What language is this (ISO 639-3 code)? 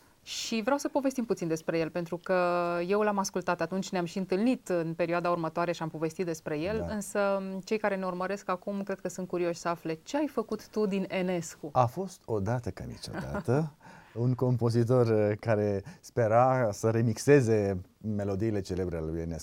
ron